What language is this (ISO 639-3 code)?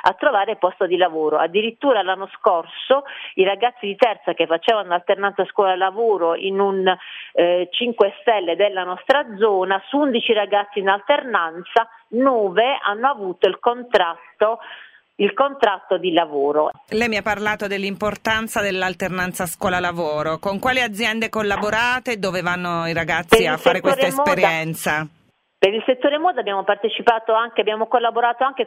ita